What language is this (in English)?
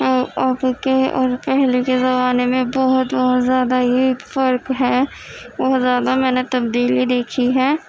Urdu